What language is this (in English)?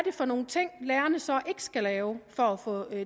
Danish